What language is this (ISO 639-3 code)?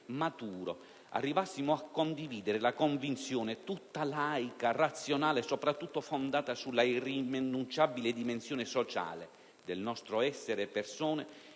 ita